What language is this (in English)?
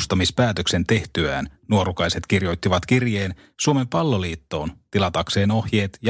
Finnish